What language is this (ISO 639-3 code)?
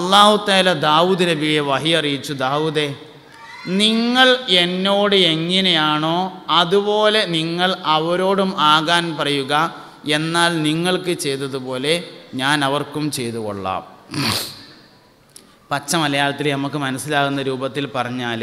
ara